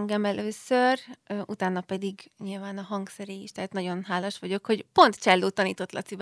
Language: Hungarian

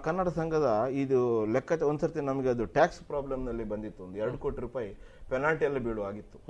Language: Kannada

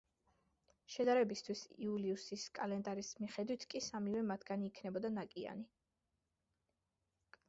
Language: Georgian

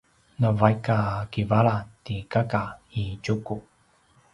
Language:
Paiwan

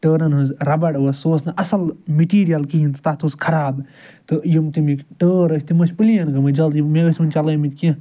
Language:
Kashmiri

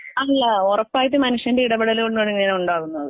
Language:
Malayalam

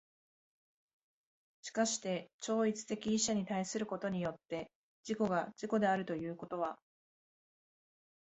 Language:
Japanese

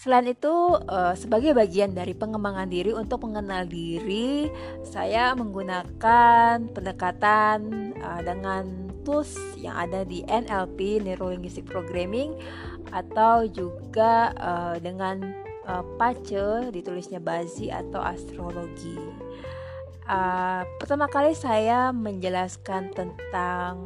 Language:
Indonesian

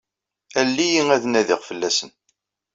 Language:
Kabyle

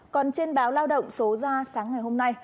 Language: Vietnamese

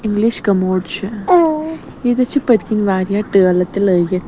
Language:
Kashmiri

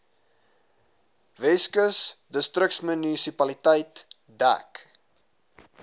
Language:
Afrikaans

